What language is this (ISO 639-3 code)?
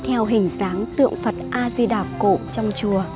vie